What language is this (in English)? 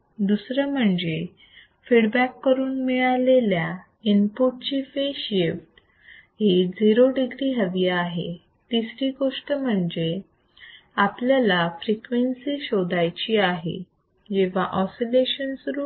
Marathi